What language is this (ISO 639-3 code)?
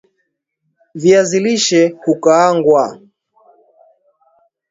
swa